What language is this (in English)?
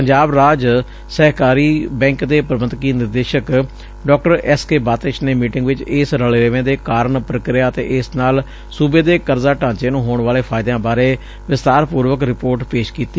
Punjabi